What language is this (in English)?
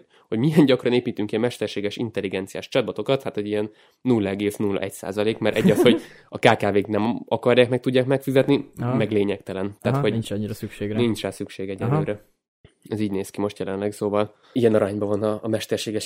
Hungarian